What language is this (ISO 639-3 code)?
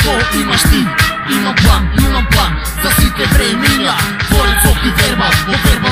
ron